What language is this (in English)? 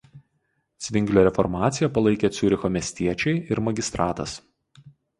Lithuanian